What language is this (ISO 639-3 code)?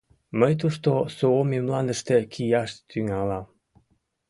chm